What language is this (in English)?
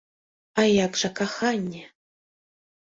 Belarusian